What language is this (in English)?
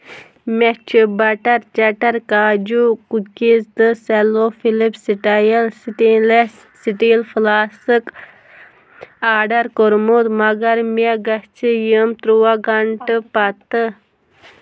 Kashmiri